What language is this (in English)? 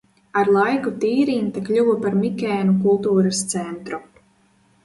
Latvian